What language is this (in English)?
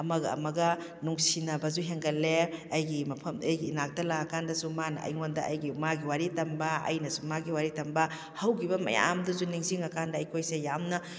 Manipuri